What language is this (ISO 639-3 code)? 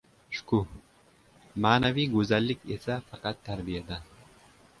uzb